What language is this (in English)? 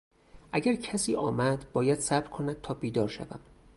Persian